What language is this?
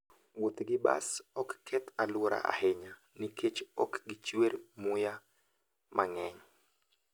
Luo (Kenya and Tanzania)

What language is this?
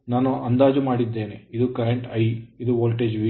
Kannada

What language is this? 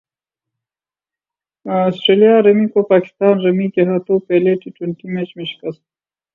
Urdu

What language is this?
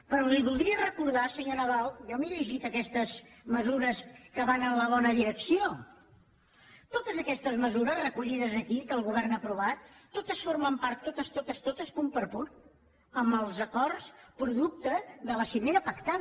Catalan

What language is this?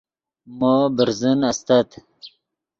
Yidgha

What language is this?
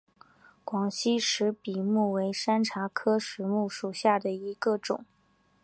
Chinese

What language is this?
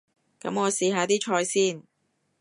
Cantonese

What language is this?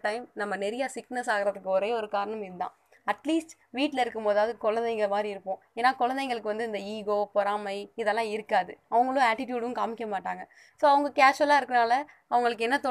Tamil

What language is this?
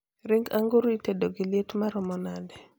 Luo (Kenya and Tanzania)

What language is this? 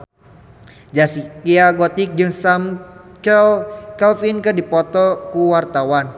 Sundanese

